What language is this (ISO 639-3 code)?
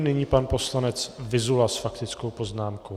ces